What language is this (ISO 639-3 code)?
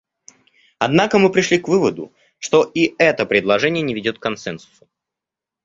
rus